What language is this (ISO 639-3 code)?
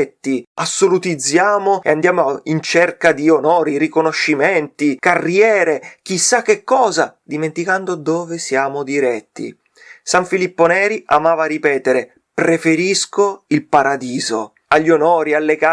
ita